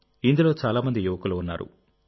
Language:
Telugu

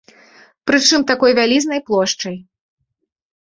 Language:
Belarusian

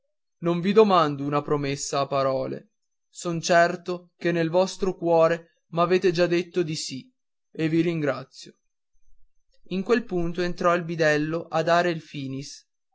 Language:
Italian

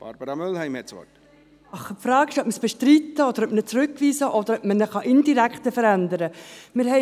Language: Swiss German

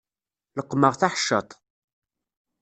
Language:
Kabyle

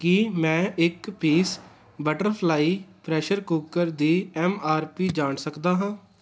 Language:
Punjabi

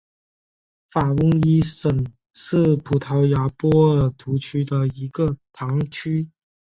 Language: Chinese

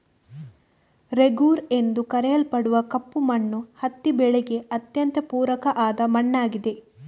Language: Kannada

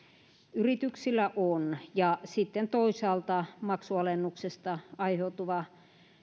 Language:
Finnish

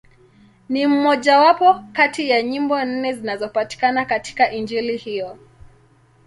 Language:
Swahili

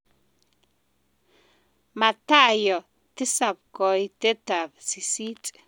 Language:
Kalenjin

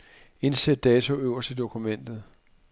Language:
Danish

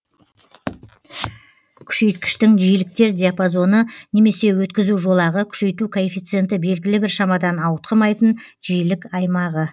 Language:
Kazakh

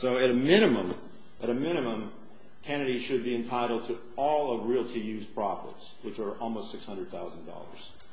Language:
English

